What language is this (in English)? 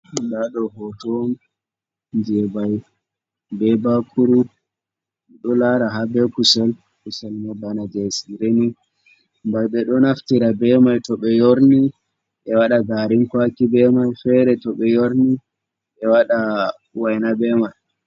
Fula